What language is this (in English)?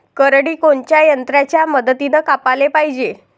Marathi